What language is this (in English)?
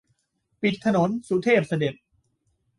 Thai